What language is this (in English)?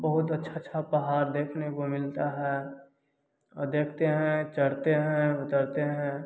Hindi